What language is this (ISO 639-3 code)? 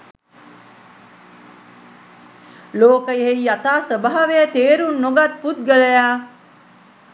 sin